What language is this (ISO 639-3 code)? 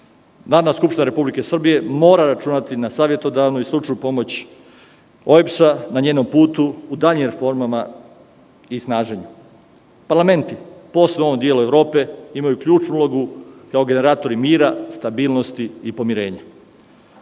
srp